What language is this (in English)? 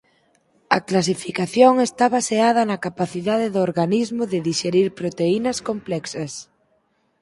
Galician